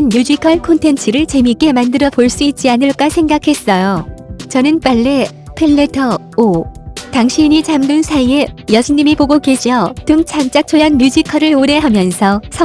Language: Korean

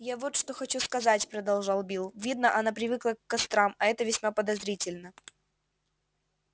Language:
Russian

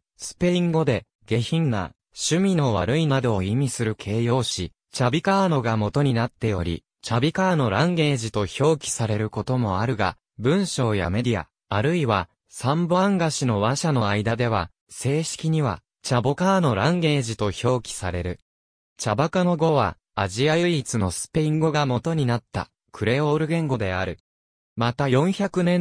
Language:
Japanese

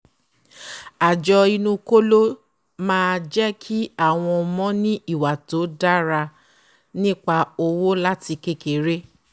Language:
Yoruba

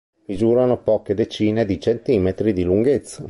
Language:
Italian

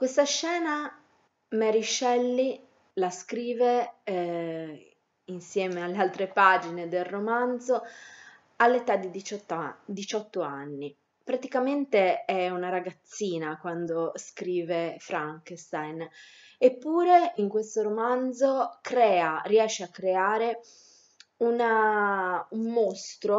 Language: Italian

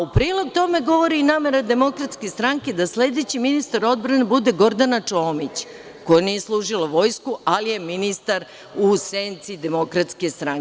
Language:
Serbian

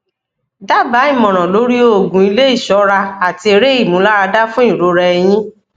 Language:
Yoruba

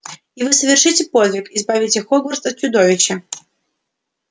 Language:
Russian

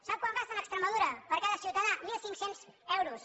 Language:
Catalan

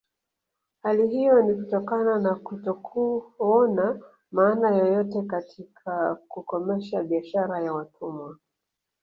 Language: Swahili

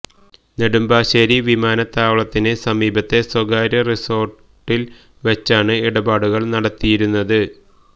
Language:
Malayalam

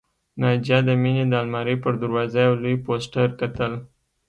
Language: Pashto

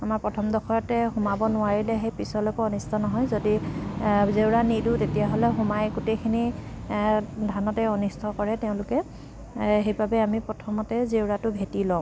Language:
Assamese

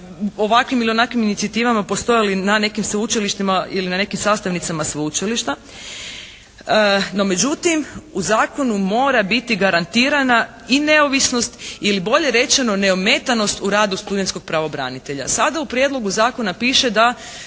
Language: Croatian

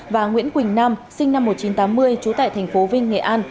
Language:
Vietnamese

